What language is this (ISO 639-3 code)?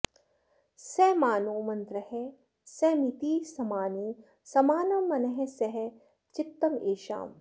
san